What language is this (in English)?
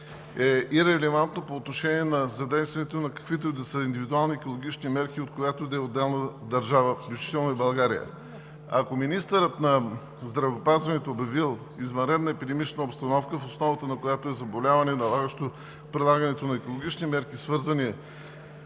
Bulgarian